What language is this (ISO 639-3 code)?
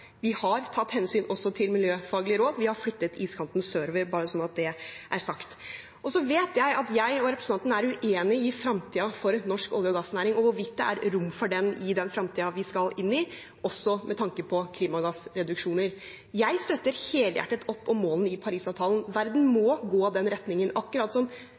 nob